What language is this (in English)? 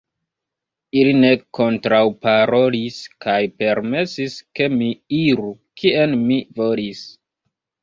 Esperanto